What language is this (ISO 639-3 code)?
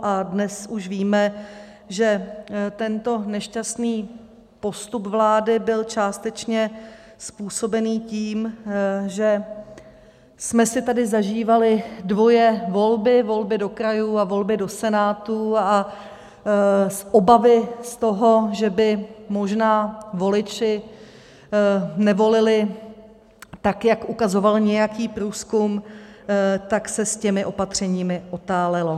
ces